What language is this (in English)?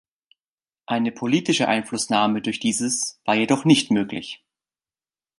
German